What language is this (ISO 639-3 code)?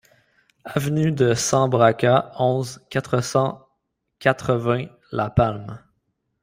fra